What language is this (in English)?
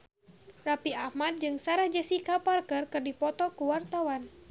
Sundanese